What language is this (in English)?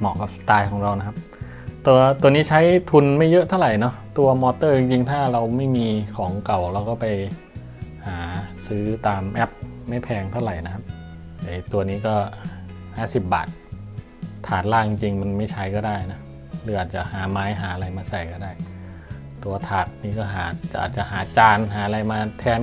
Thai